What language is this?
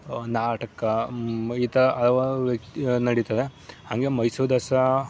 Kannada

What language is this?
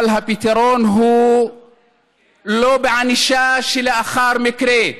Hebrew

